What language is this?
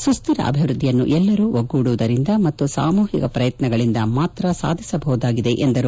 Kannada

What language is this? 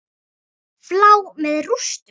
Icelandic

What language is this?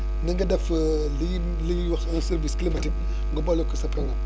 Wolof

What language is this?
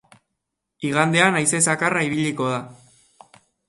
Basque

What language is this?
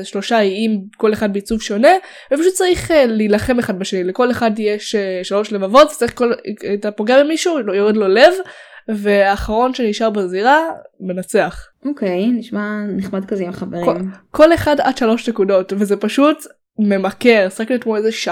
Hebrew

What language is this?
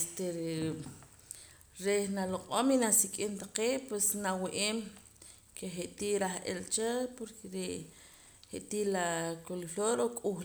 Poqomam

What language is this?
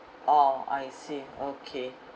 English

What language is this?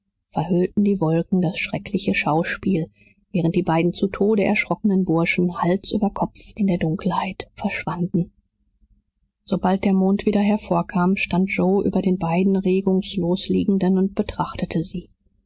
German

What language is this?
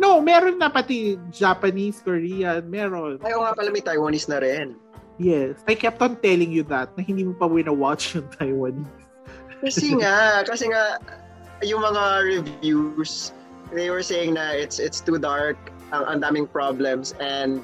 Filipino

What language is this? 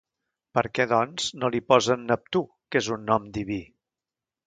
Catalan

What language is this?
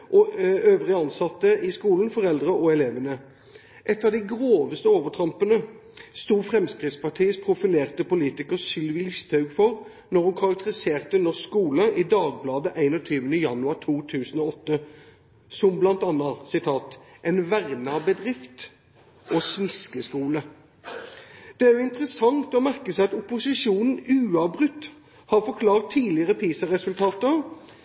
Norwegian Bokmål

